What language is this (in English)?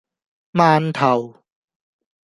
Cantonese